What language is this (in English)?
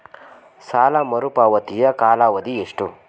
Kannada